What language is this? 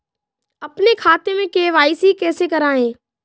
Hindi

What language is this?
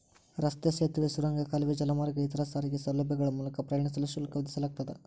Kannada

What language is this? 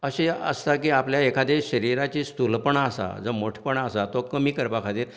Konkani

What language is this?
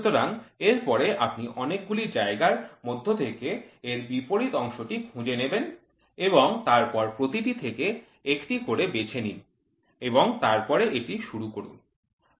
Bangla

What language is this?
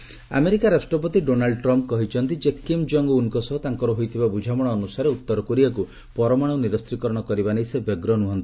Odia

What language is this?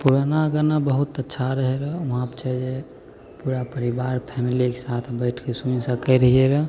Maithili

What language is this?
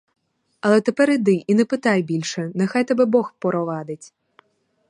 Ukrainian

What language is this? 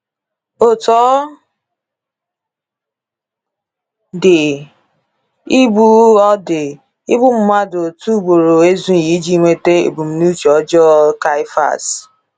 Igbo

